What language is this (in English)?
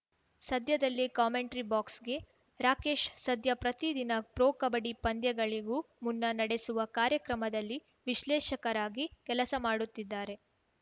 Kannada